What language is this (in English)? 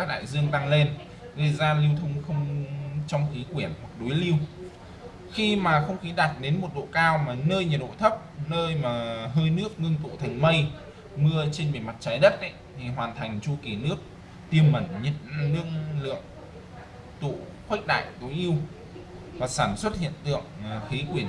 Vietnamese